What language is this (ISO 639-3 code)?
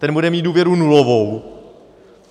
ces